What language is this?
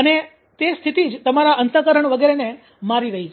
Gujarati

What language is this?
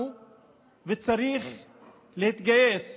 Hebrew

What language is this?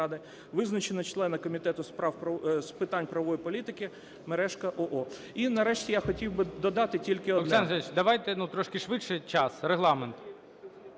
Ukrainian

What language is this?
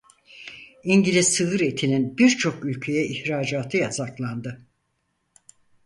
Turkish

